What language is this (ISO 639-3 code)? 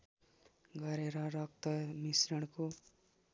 nep